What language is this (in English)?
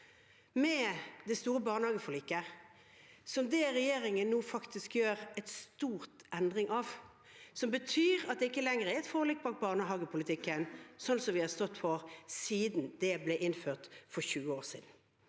Norwegian